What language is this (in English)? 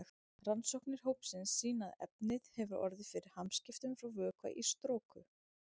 Icelandic